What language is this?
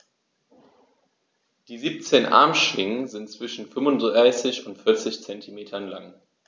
German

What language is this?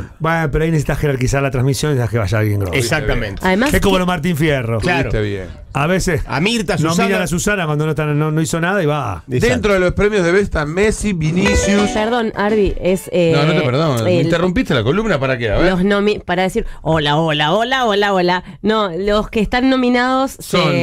Spanish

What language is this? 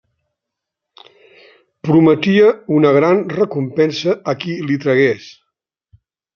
Catalan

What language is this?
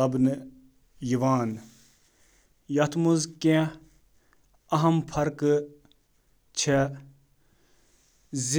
Kashmiri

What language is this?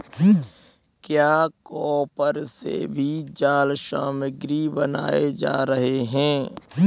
Hindi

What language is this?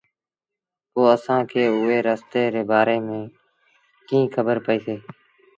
Sindhi Bhil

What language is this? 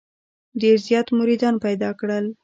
Pashto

